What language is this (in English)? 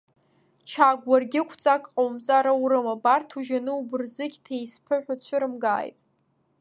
Abkhazian